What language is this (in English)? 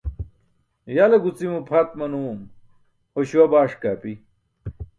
Burushaski